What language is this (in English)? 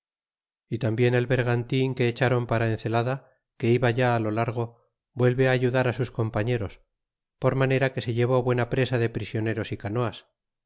Spanish